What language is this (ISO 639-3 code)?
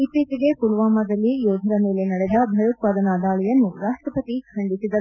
kan